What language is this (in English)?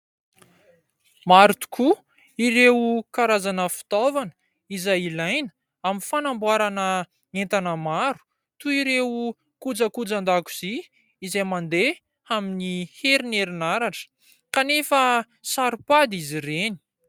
Malagasy